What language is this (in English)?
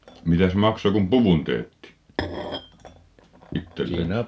Finnish